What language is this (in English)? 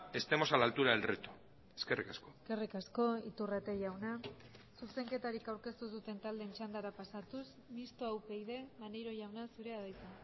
Basque